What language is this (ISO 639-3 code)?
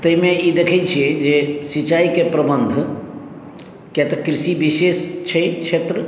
mai